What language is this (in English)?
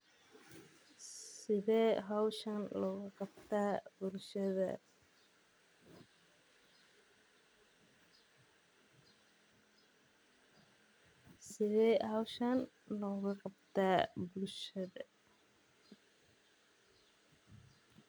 Somali